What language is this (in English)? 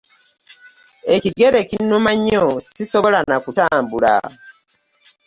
Ganda